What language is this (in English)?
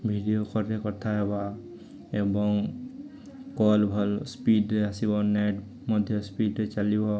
Odia